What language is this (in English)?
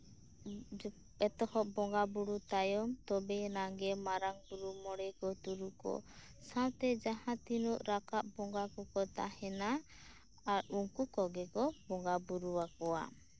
Santali